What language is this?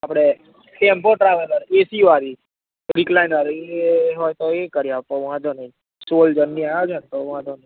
Gujarati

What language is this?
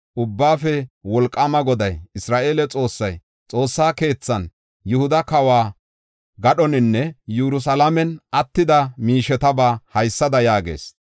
Gofa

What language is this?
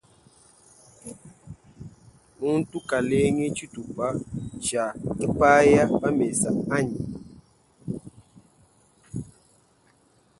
Luba-Lulua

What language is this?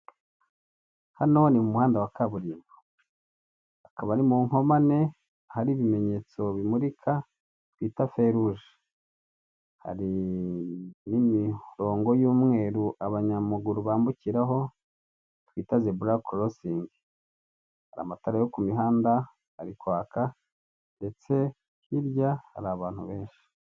Kinyarwanda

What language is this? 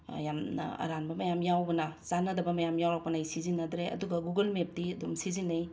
Manipuri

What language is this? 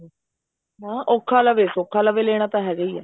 Punjabi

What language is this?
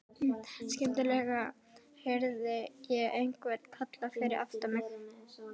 Icelandic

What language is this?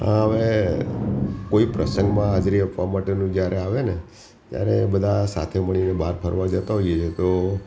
Gujarati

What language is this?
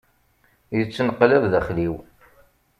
Kabyle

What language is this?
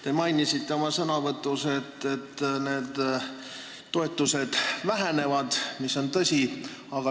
Estonian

